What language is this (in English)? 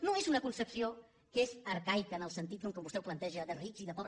Catalan